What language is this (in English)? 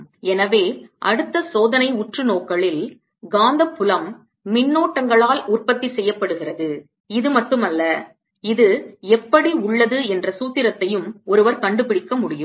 Tamil